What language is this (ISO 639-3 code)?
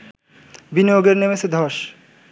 ben